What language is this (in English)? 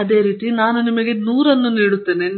Kannada